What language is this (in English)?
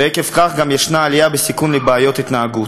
Hebrew